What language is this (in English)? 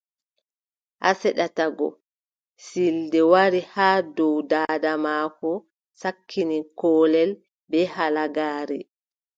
Adamawa Fulfulde